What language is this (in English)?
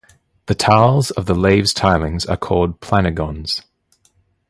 English